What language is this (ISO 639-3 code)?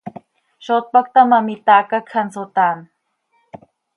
sei